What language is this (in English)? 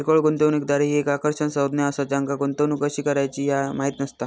Marathi